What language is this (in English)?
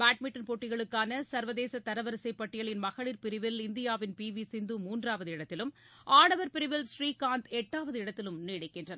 Tamil